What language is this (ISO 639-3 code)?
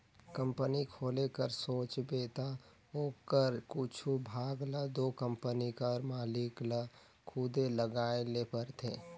hne